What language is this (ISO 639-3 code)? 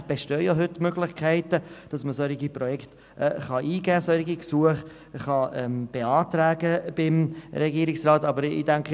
gsw